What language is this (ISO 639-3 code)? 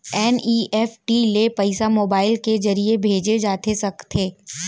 hne